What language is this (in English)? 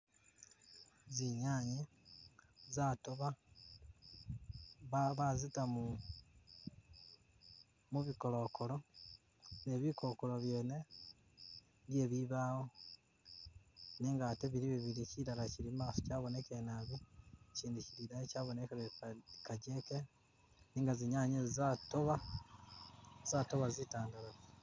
Masaaba